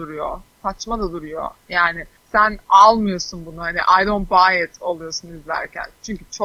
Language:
Turkish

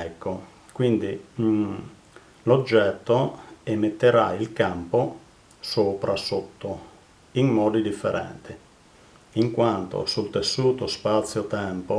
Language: Italian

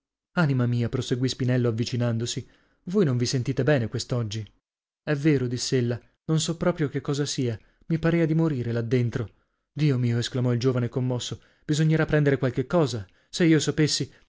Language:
Italian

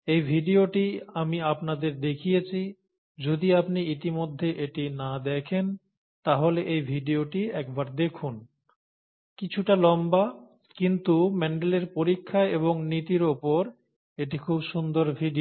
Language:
Bangla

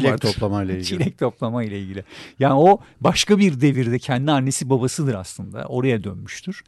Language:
Turkish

